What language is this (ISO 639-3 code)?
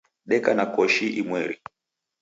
dav